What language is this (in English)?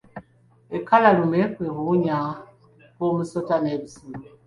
Ganda